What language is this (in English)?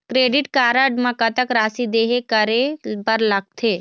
Chhattisgarhi